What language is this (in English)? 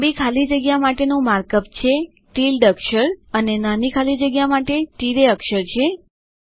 Gujarati